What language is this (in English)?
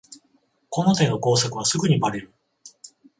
Japanese